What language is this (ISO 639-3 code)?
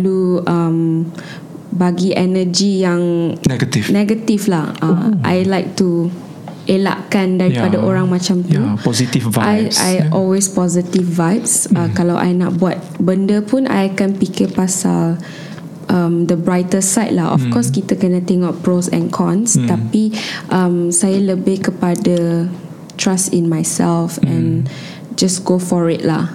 msa